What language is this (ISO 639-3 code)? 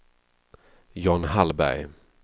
swe